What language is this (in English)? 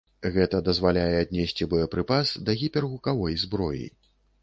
Belarusian